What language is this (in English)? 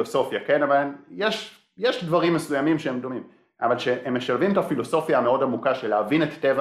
Hebrew